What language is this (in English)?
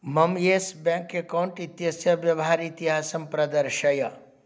Sanskrit